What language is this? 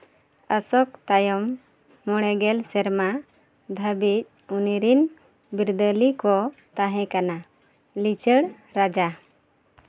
Santali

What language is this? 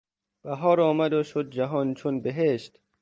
Persian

